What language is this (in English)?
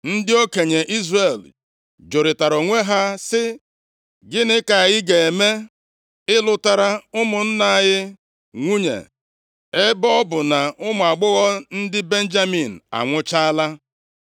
Igbo